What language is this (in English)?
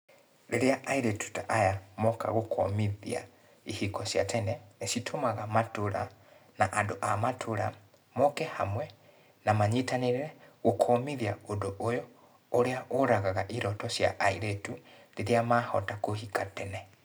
Kikuyu